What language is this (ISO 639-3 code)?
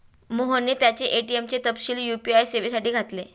mar